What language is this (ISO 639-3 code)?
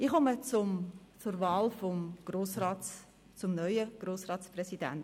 gsw